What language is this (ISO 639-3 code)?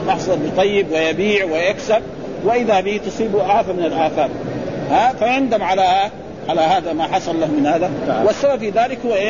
ara